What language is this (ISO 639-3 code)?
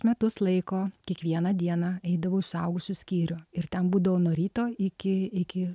lit